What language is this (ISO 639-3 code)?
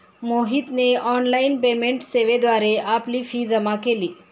mar